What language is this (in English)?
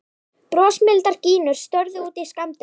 Icelandic